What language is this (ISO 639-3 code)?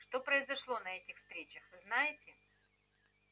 rus